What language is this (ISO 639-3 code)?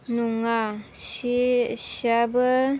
brx